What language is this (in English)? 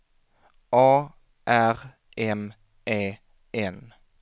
Swedish